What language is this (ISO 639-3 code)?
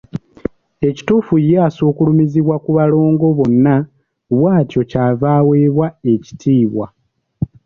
lug